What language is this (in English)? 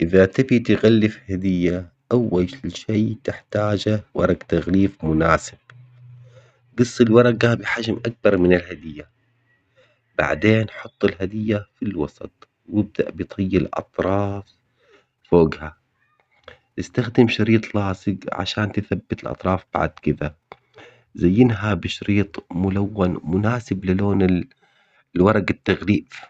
Omani Arabic